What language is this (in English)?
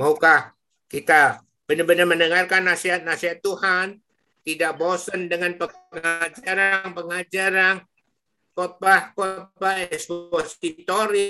Indonesian